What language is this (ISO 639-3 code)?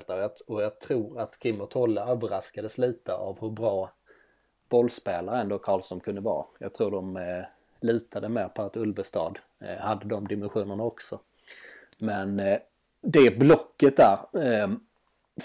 swe